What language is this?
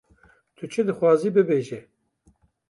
Kurdish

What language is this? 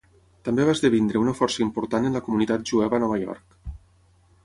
Catalan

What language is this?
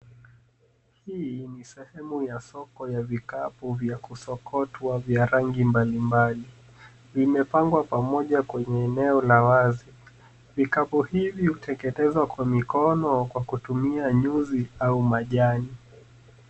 Swahili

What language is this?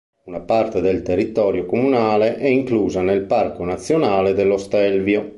Italian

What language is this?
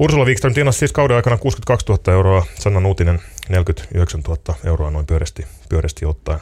Finnish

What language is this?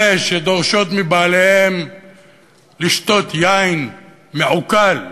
Hebrew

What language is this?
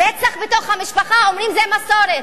Hebrew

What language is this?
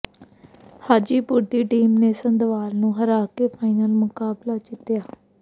Punjabi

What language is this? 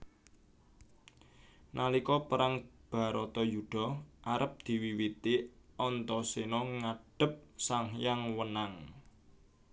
Javanese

